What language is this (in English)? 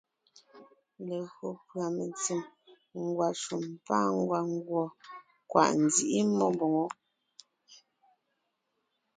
Ngiemboon